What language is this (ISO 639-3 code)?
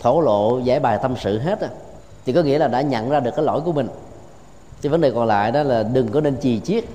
vie